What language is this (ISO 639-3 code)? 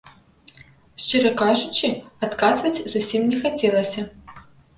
bel